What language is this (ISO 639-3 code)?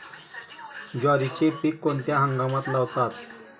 mar